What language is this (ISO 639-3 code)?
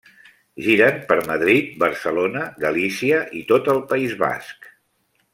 cat